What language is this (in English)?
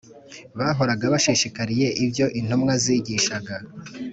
Kinyarwanda